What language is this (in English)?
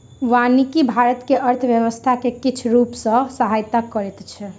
Maithili